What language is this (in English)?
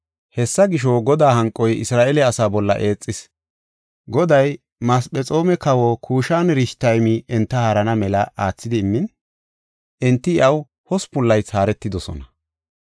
Gofa